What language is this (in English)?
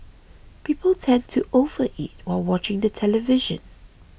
English